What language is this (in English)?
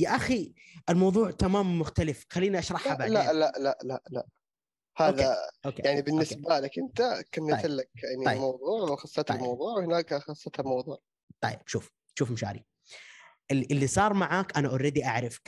Arabic